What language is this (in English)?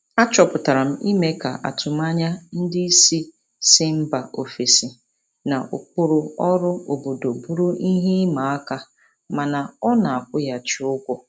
Igbo